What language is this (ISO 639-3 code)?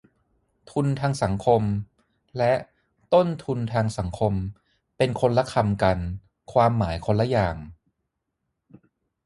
tha